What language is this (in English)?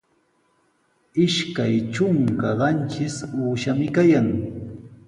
Sihuas Ancash Quechua